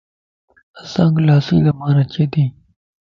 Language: Lasi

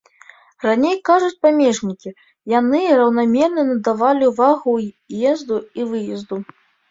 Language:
Belarusian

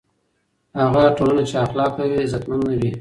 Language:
Pashto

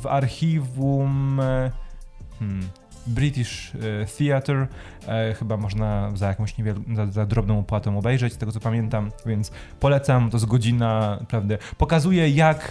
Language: Polish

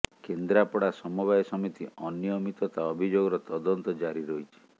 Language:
Odia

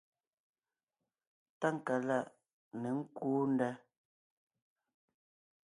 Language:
Ngiemboon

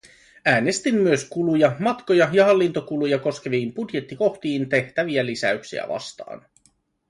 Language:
Finnish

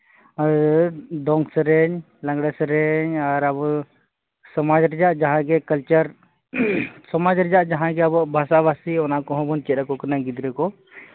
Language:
Santali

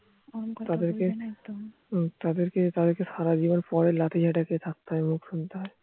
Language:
Bangla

